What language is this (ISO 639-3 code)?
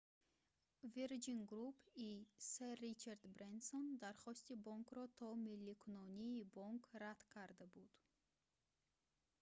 tgk